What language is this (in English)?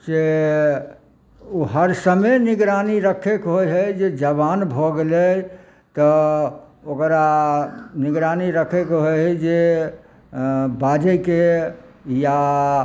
Maithili